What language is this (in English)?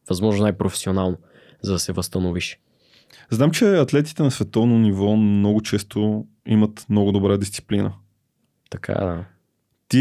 Bulgarian